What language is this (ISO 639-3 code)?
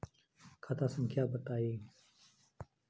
mag